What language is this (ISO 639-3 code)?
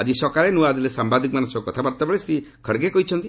ori